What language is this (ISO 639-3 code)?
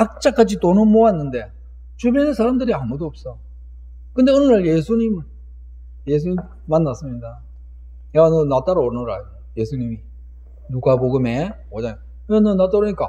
kor